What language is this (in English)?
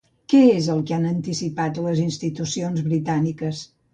Catalan